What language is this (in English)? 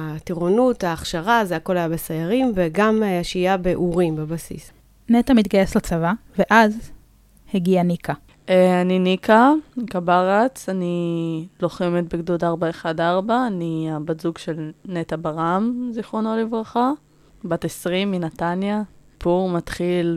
Hebrew